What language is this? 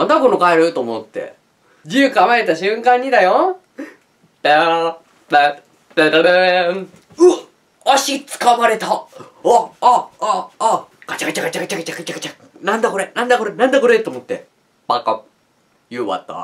Japanese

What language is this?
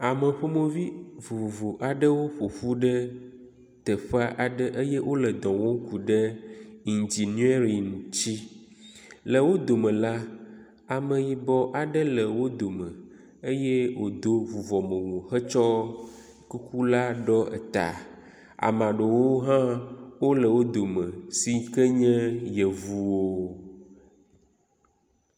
Ewe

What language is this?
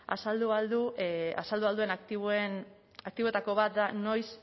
Basque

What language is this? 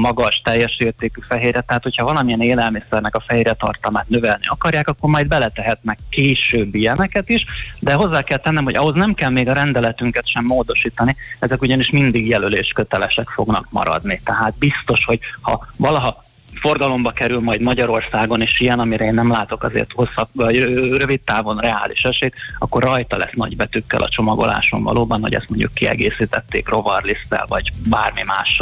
Hungarian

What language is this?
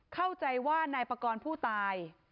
Thai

